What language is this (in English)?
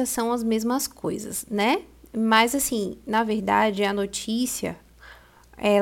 Portuguese